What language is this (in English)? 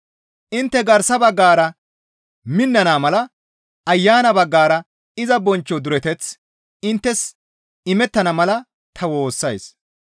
Gamo